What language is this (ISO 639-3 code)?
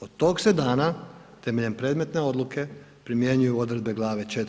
hrv